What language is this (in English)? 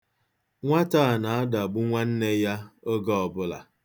Igbo